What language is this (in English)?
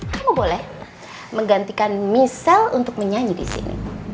Indonesian